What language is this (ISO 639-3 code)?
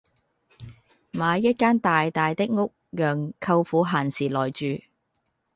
yue